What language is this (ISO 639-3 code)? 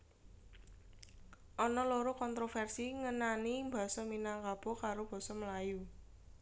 jav